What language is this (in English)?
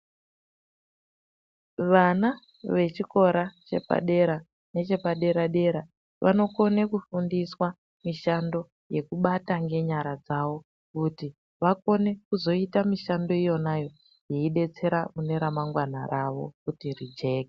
Ndau